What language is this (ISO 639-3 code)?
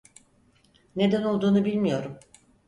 tur